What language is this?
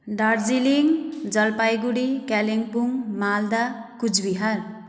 Nepali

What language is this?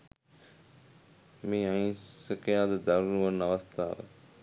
Sinhala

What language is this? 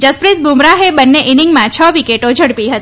Gujarati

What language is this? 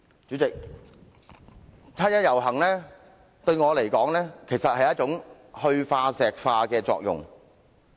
Cantonese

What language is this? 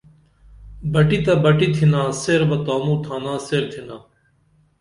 Dameli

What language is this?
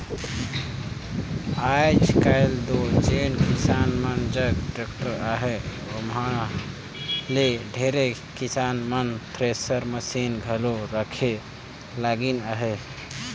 Chhattisgarhi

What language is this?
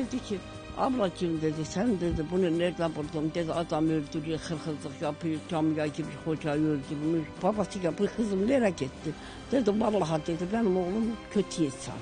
Turkish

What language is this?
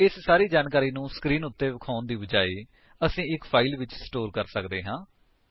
Punjabi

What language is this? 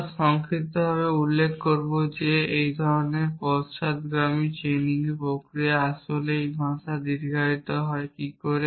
Bangla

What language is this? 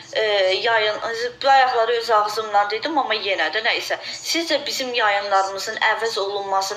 Turkish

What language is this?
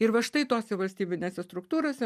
Lithuanian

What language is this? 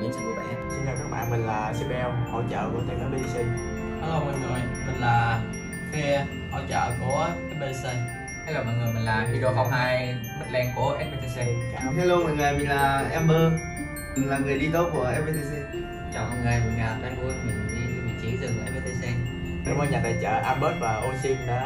Vietnamese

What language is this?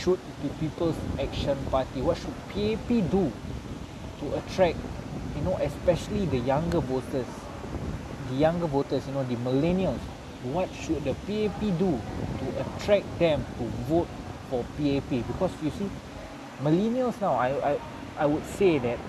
Malay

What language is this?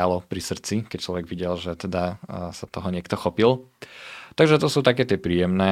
Slovak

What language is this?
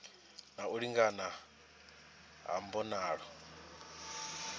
Venda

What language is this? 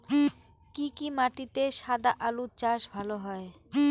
Bangla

